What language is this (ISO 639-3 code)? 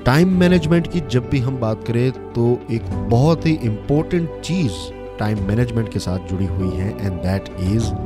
hin